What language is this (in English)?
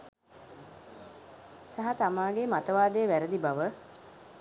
Sinhala